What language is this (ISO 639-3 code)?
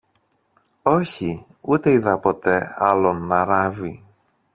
ell